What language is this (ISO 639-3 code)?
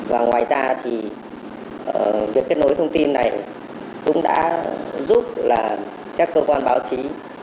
vie